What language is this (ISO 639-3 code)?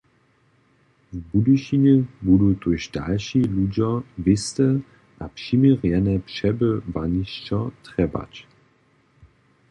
hsb